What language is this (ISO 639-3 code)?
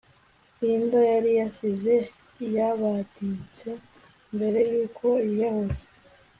kin